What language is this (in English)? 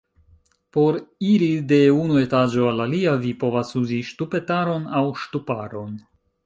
Esperanto